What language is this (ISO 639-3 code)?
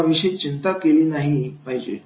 mar